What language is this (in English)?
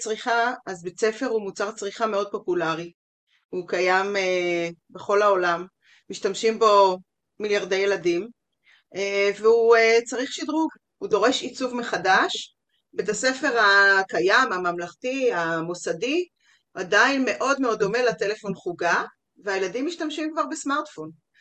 Hebrew